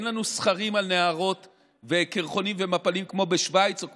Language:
Hebrew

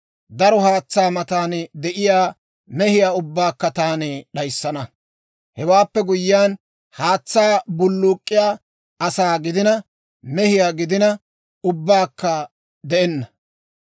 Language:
Dawro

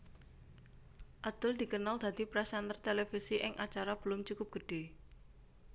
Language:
Javanese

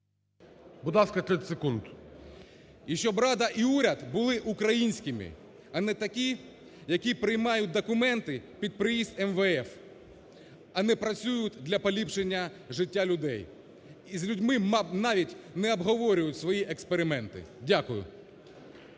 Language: Ukrainian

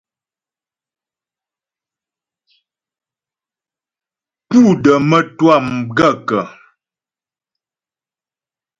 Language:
Ghomala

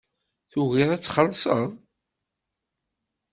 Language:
Kabyle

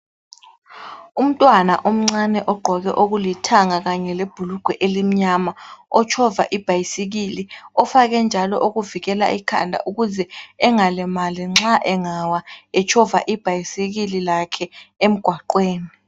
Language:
North Ndebele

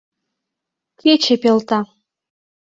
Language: Mari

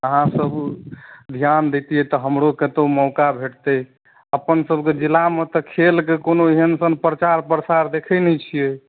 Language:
Maithili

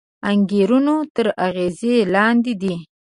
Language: Pashto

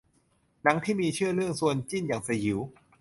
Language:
Thai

